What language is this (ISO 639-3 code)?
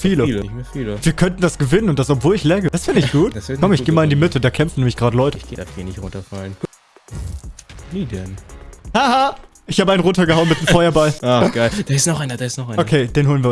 deu